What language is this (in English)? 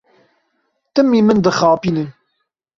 Kurdish